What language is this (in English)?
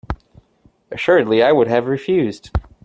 English